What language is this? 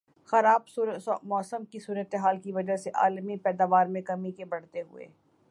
Urdu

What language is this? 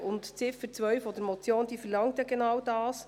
Swiss German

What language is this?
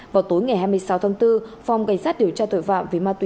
Vietnamese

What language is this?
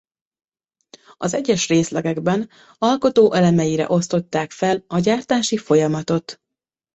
Hungarian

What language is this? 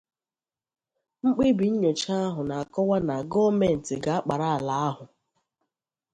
Igbo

